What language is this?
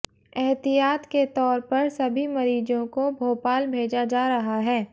Hindi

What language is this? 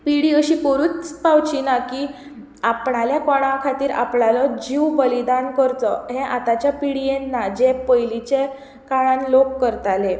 Konkani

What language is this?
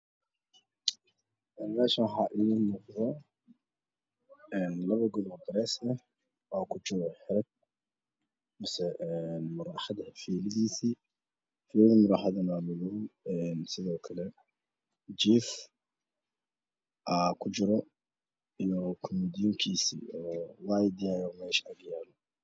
Somali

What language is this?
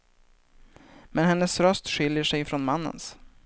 Swedish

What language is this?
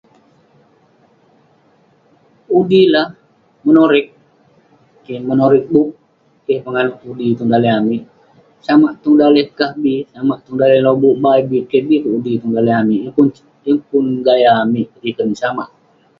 Western Penan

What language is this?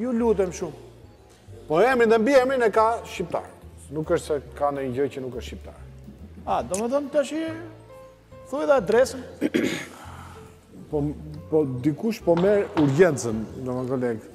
Romanian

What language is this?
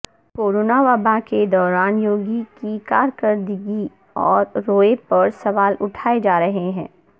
Urdu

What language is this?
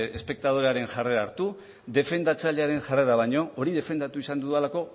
Basque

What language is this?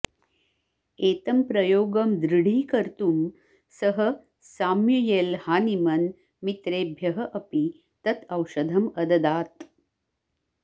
Sanskrit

